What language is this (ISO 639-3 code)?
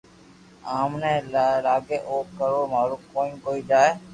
lrk